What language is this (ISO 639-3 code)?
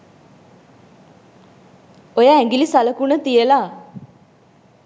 sin